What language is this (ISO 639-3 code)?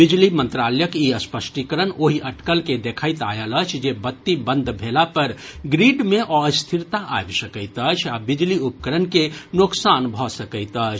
mai